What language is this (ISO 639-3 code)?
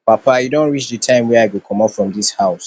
pcm